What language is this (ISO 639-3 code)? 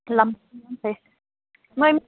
mni